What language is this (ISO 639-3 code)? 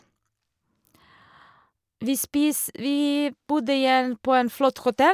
nor